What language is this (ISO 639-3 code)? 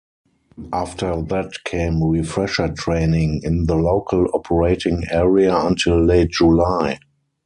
eng